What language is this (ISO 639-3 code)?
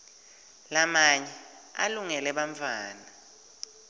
ssw